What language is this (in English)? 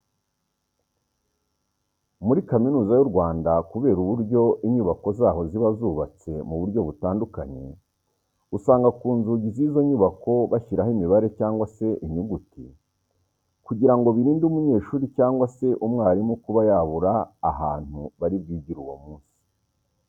Kinyarwanda